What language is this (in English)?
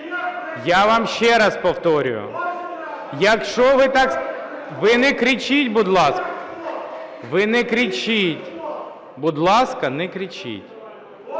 Ukrainian